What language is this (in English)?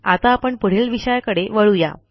Marathi